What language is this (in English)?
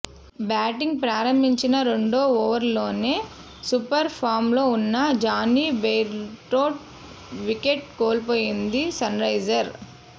Telugu